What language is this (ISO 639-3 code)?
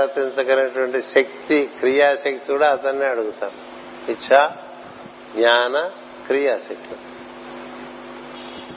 tel